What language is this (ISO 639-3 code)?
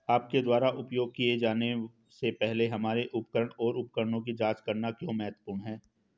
hin